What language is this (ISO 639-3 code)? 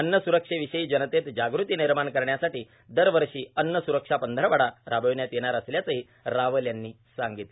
mar